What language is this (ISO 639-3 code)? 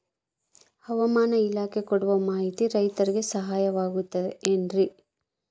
kan